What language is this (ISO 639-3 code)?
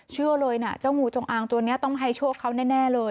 tha